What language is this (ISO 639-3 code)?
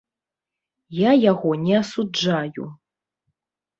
bel